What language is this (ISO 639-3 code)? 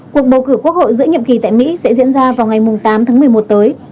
vie